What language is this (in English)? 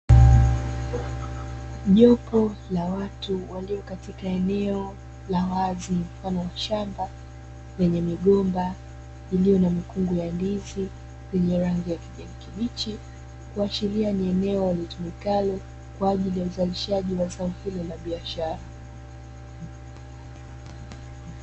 Swahili